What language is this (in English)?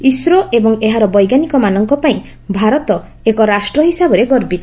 Odia